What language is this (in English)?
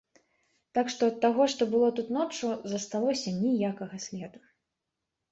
Belarusian